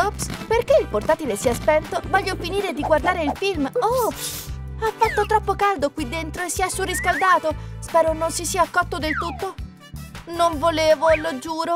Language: Italian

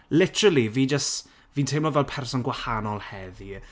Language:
Welsh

